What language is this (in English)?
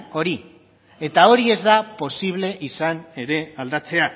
Basque